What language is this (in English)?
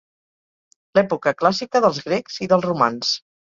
Catalan